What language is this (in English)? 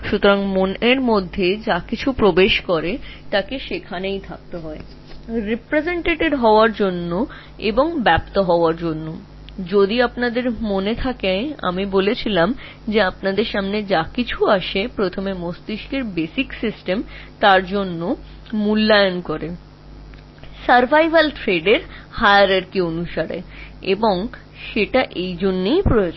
Bangla